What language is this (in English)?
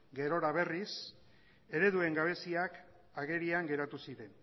Basque